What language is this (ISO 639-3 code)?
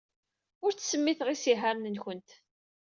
kab